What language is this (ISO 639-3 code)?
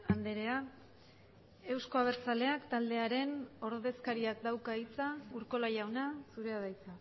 eus